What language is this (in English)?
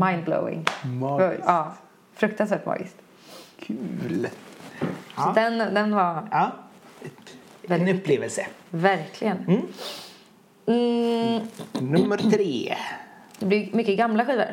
Swedish